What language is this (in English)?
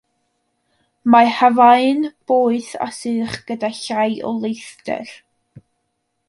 Welsh